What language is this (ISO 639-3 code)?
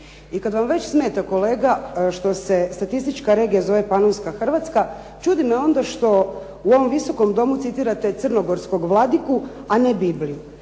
hrv